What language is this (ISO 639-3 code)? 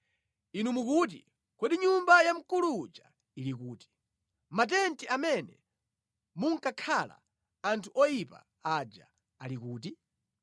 nya